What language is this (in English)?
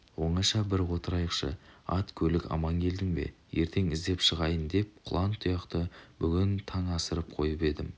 Kazakh